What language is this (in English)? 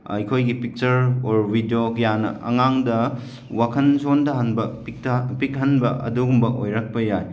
Manipuri